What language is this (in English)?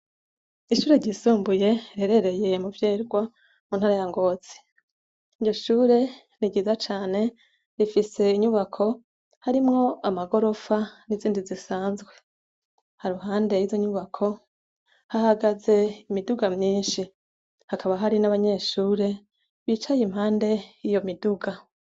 Rundi